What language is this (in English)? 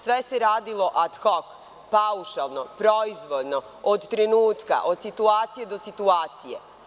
Serbian